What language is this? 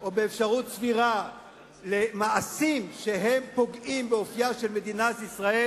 Hebrew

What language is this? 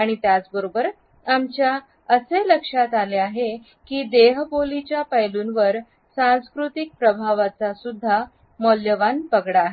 Marathi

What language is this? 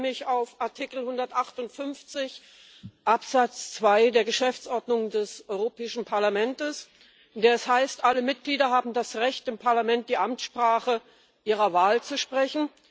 German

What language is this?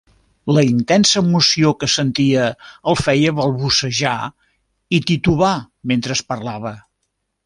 Catalan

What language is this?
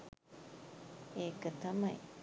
Sinhala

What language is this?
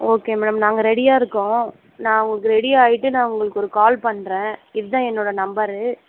Tamil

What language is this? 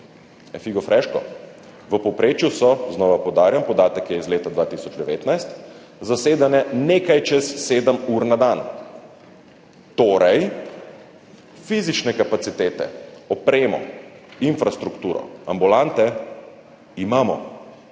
Slovenian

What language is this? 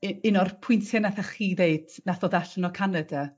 Welsh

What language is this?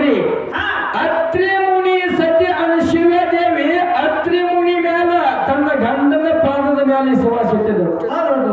Arabic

